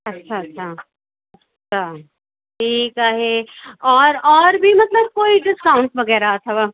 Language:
Sindhi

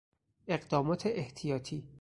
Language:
Persian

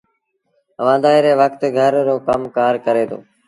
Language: Sindhi Bhil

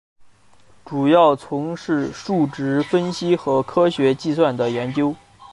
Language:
Chinese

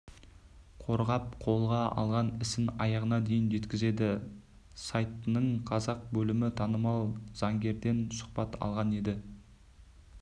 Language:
Kazakh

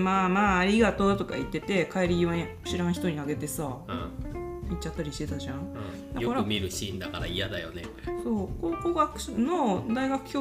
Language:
Japanese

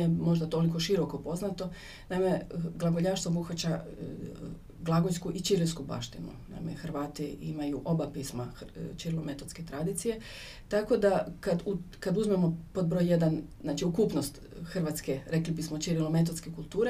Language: Croatian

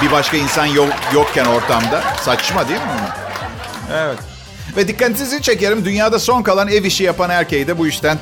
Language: Turkish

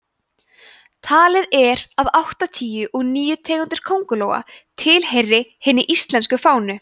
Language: Icelandic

